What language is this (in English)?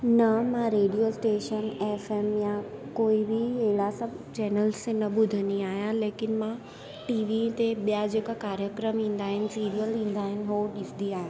Sindhi